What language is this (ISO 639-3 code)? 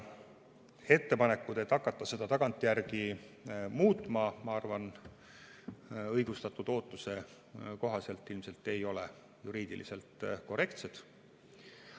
est